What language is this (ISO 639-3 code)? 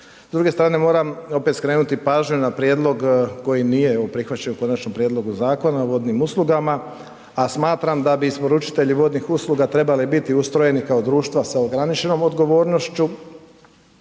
hrv